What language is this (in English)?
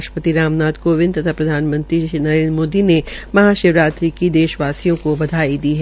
Hindi